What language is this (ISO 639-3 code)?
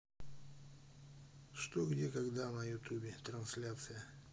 rus